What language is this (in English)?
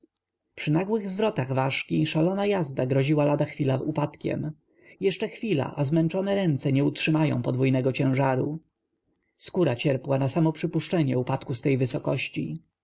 Polish